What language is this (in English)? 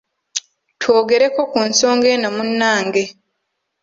Ganda